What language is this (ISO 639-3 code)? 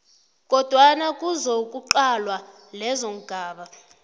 nbl